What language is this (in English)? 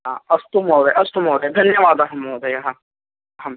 Sanskrit